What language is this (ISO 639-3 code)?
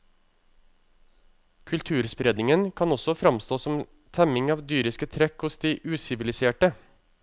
nor